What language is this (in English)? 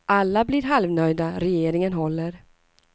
Swedish